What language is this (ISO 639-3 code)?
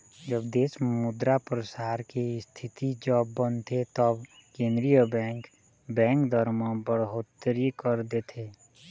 hne